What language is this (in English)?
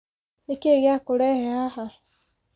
Kikuyu